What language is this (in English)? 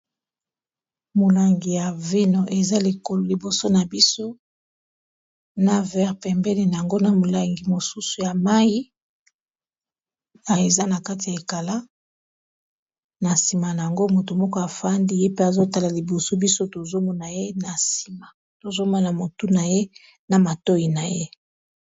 Lingala